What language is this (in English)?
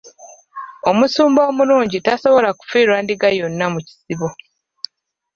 Ganda